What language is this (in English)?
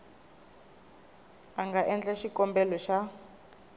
Tsonga